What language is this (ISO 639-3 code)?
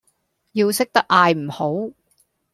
yue